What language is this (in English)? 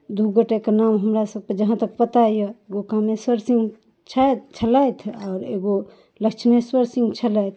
Maithili